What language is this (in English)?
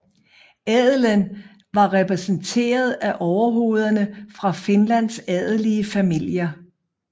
Danish